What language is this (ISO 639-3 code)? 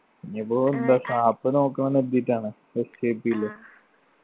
mal